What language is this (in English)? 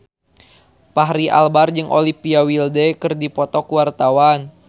Sundanese